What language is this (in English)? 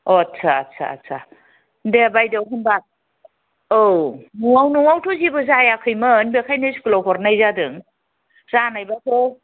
Bodo